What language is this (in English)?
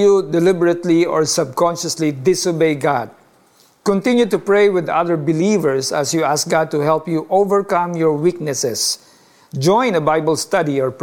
Filipino